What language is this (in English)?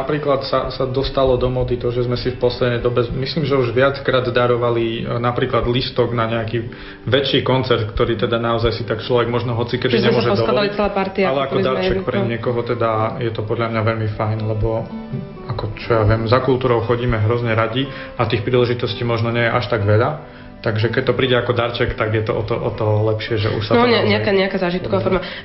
Slovak